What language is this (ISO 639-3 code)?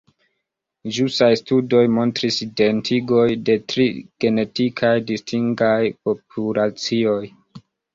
epo